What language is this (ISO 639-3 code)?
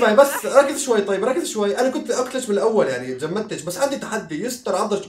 ara